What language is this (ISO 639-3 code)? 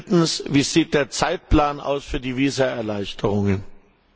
deu